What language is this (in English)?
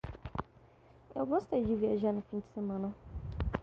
Portuguese